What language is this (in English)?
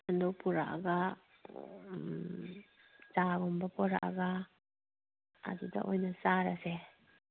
Manipuri